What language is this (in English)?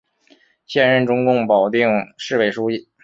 Chinese